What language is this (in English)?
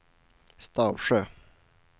Swedish